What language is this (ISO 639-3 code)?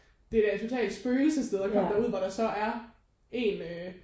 dan